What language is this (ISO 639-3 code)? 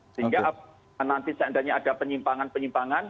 ind